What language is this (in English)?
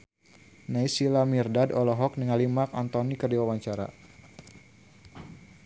Sundanese